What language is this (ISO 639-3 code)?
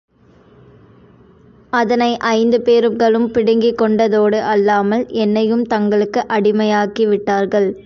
tam